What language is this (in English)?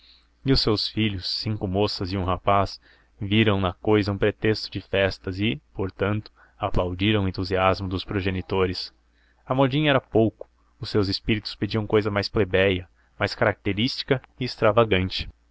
Portuguese